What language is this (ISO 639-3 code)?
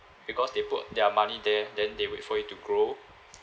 eng